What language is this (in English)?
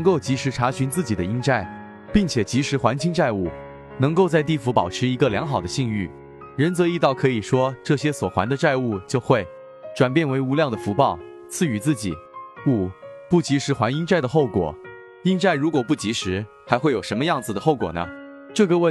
Chinese